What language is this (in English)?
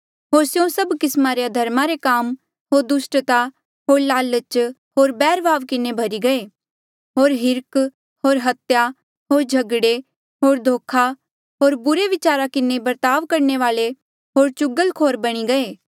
Mandeali